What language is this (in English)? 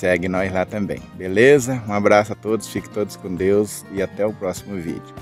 Portuguese